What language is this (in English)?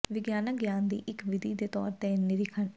Punjabi